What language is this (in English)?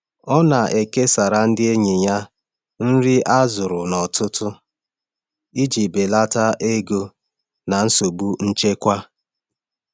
Igbo